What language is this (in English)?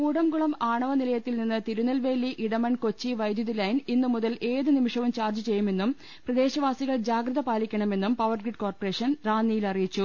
Malayalam